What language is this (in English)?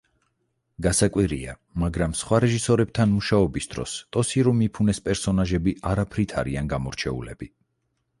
Georgian